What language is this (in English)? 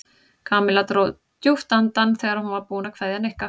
Icelandic